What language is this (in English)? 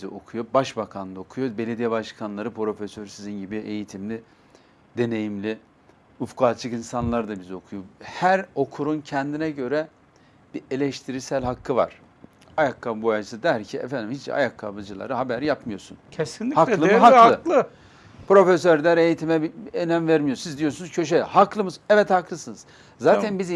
Turkish